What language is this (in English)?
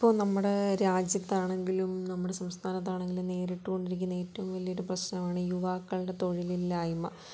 Malayalam